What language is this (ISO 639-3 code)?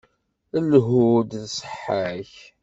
kab